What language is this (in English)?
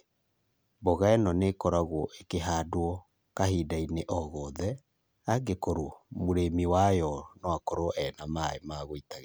Kikuyu